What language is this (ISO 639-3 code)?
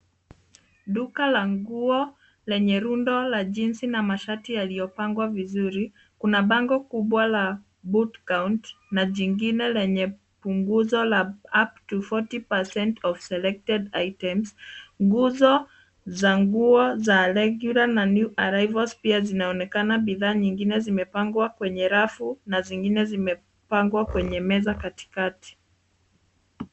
swa